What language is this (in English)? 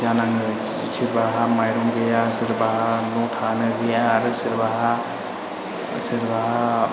Bodo